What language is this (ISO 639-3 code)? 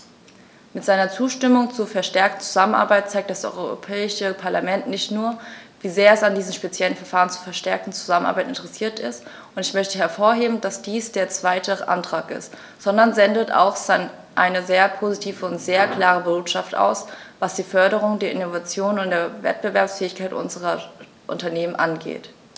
deu